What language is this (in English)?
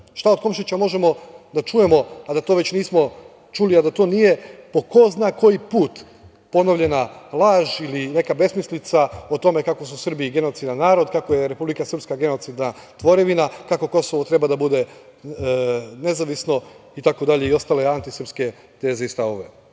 Serbian